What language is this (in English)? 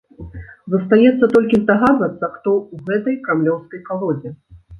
Belarusian